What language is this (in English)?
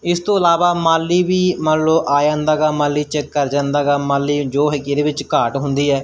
Punjabi